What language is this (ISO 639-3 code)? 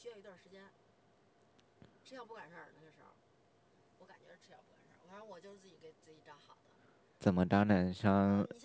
zho